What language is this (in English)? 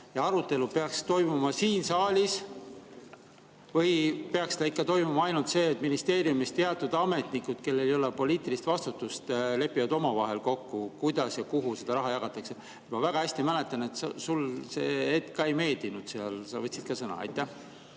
Estonian